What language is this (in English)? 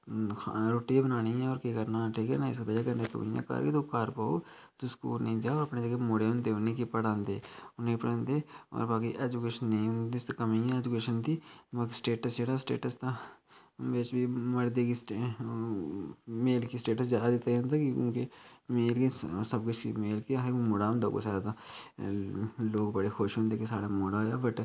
Dogri